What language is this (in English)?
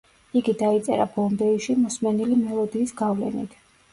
Georgian